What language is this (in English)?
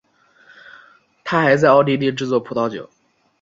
Chinese